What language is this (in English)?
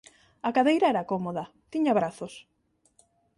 Galician